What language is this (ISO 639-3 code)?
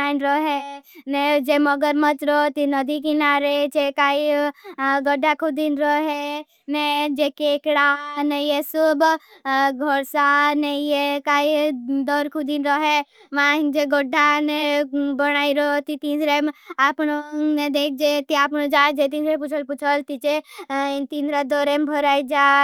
bhb